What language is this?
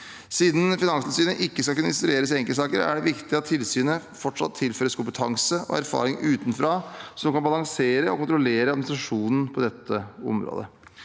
Norwegian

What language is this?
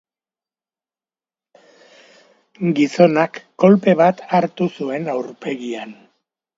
Basque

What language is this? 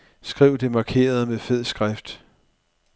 Danish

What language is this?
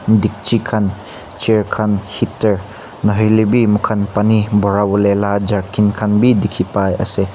Naga Pidgin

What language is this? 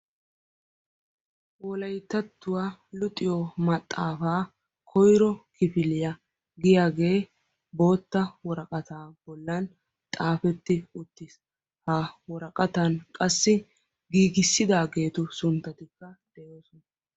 Wolaytta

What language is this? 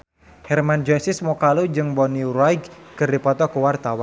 Sundanese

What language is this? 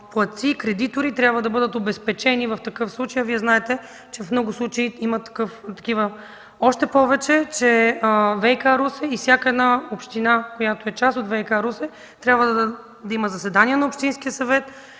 Bulgarian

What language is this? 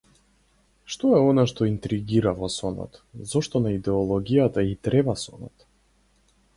Macedonian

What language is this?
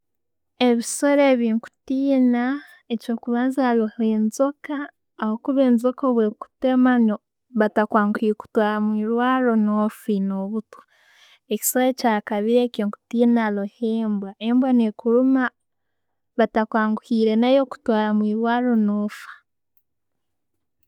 Tooro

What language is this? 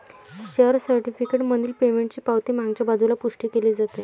Marathi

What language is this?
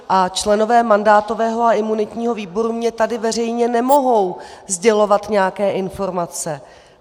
Czech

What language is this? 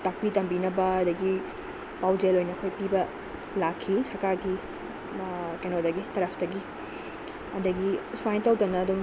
Manipuri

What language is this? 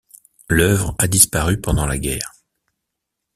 French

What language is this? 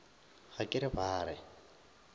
Northern Sotho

